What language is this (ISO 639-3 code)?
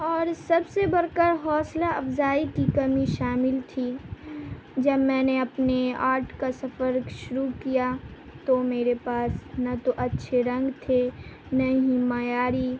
urd